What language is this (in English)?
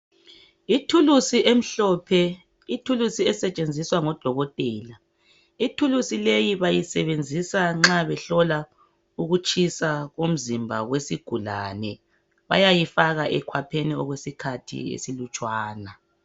North Ndebele